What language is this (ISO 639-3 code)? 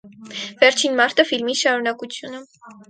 hye